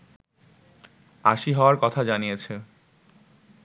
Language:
Bangla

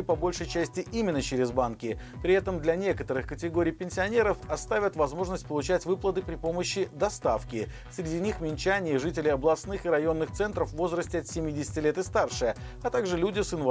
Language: Russian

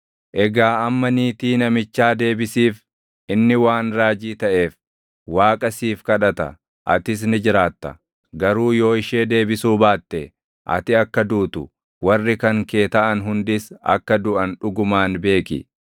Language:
Oromo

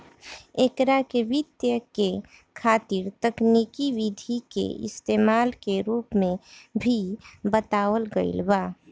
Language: Bhojpuri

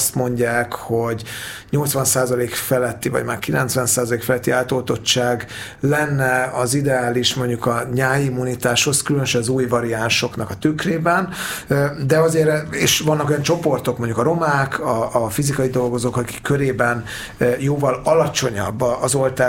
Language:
Hungarian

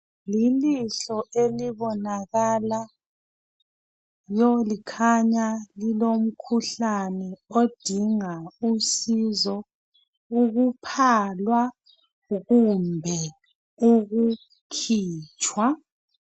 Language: North Ndebele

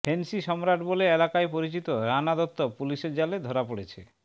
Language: Bangla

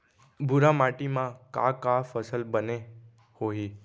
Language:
Chhattisgarhi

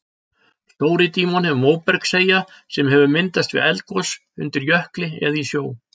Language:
Icelandic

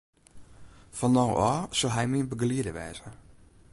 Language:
Western Frisian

